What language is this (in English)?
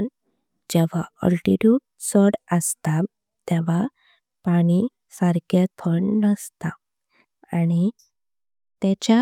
Konkani